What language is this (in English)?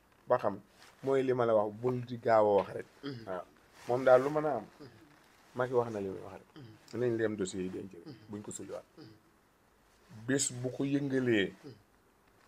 Arabic